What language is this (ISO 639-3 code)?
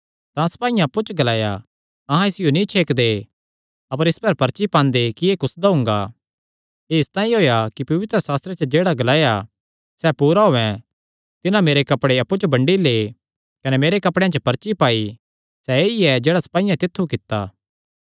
xnr